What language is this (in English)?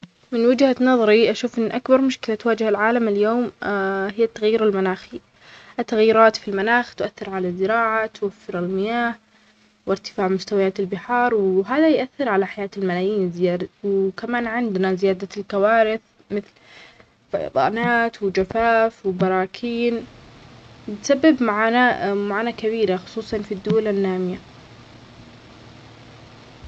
Omani Arabic